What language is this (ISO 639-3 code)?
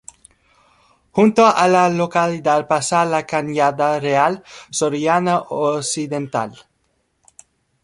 spa